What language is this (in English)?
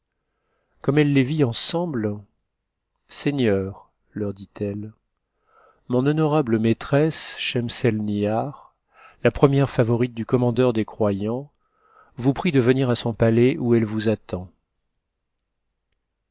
French